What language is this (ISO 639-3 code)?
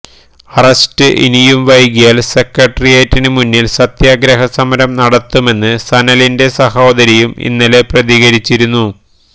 mal